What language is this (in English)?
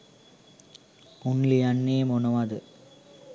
Sinhala